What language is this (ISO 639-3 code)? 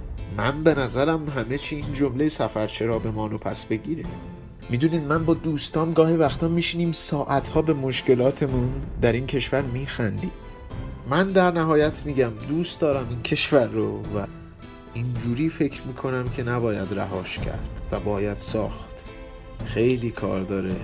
fas